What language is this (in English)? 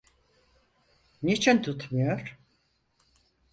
Turkish